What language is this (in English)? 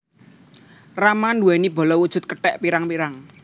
Javanese